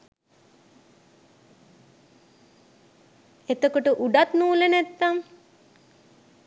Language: Sinhala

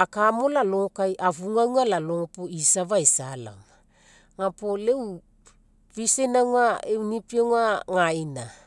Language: Mekeo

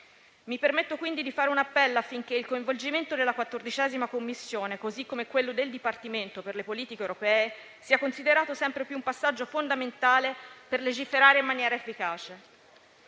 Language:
Italian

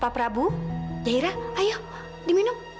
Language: Indonesian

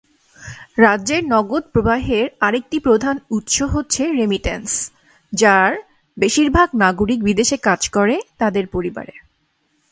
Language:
Bangla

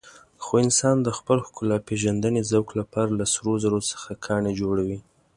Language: Pashto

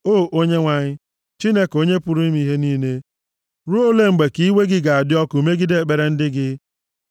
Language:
Igbo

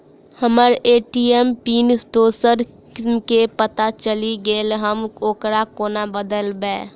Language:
Maithili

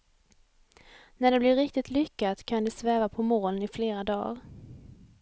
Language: Swedish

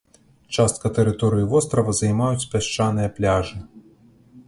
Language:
Belarusian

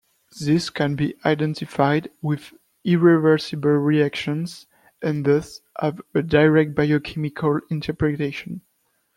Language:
English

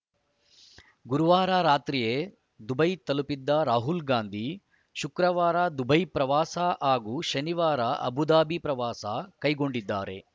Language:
Kannada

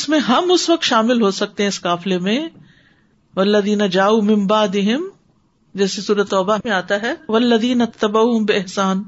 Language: Urdu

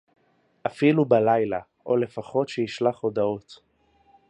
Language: Hebrew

